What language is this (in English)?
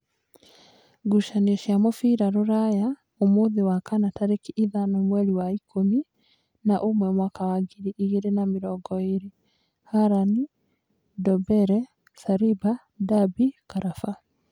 Kikuyu